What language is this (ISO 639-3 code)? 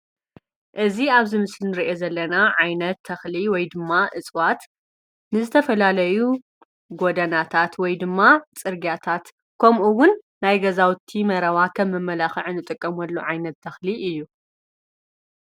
tir